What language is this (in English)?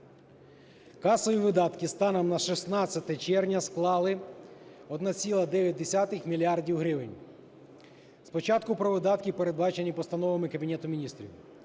Ukrainian